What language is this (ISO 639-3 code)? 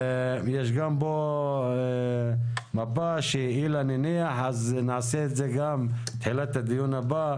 heb